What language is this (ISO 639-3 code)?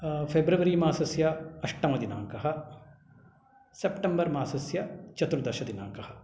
san